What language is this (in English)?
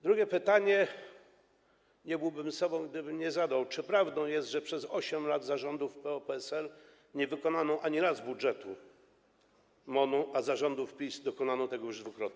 Polish